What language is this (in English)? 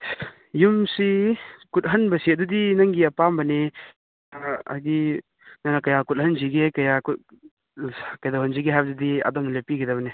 Manipuri